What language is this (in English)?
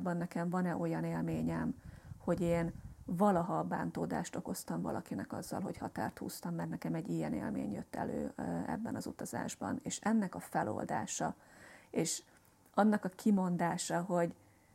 Hungarian